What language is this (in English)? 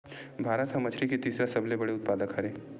Chhattisgarhi